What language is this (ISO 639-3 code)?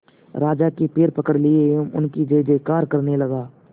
hin